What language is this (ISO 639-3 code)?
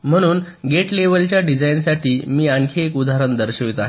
mar